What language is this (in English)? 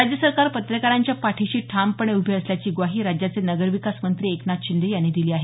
Marathi